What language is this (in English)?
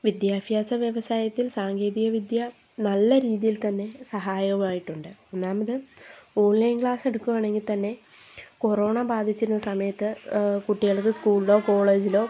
Malayalam